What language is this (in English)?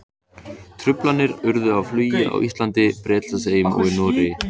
Icelandic